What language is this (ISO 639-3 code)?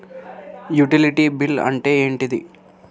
tel